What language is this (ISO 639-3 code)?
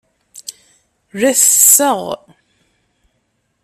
kab